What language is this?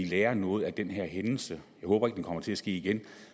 Danish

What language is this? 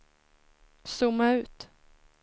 Swedish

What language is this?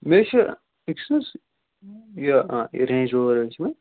Kashmiri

